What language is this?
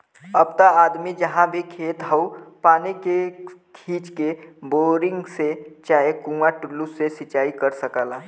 Bhojpuri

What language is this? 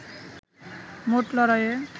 Bangla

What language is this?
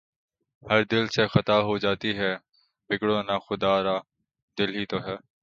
Urdu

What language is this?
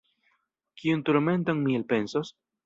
Esperanto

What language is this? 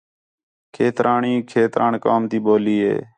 Khetrani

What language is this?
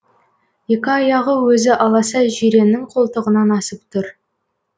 Kazakh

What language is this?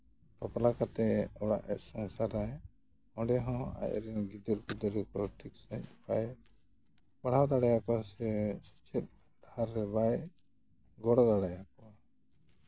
Santali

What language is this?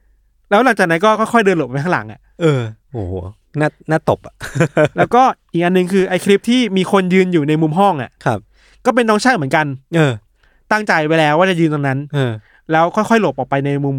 Thai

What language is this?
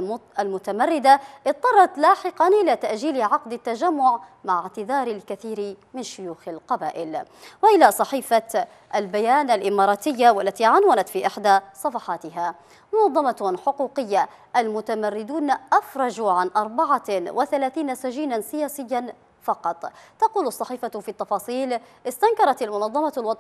Arabic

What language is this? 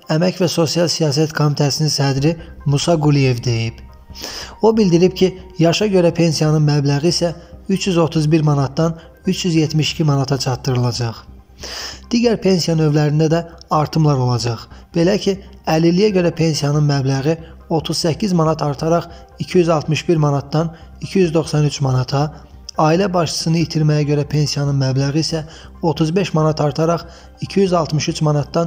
Turkish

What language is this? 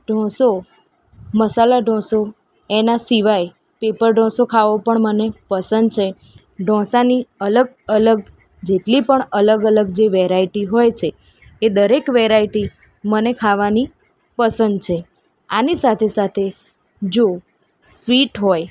Gujarati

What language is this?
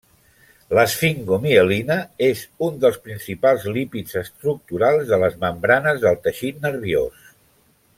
Catalan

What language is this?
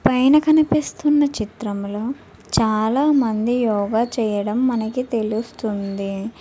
Telugu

